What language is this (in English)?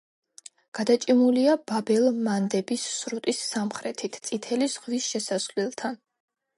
Georgian